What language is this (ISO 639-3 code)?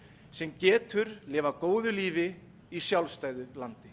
isl